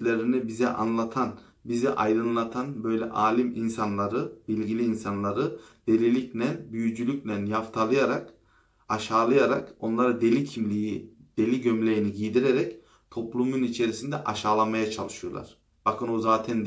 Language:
Turkish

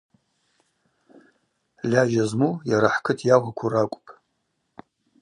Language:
Abaza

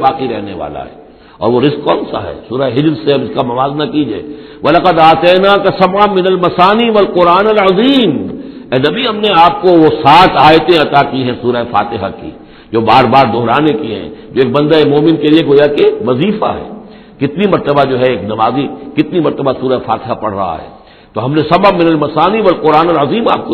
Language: Urdu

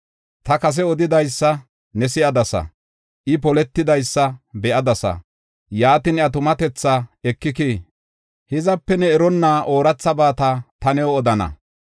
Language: Gofa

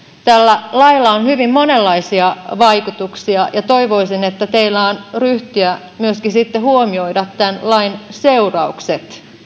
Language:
Finnish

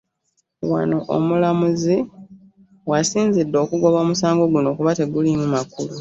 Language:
Ganda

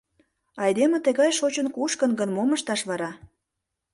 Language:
Mari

